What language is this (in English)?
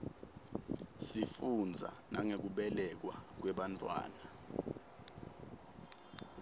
Swati